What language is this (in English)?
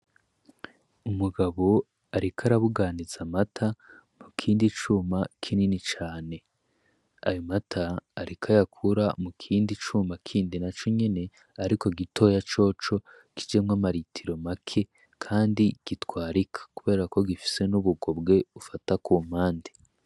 Rundi